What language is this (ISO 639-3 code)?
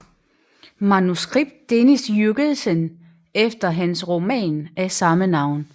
dan